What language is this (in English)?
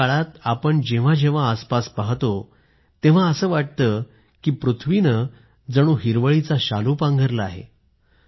Marathi